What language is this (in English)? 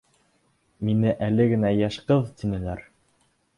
Bashkir